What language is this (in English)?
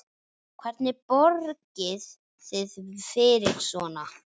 Icelandic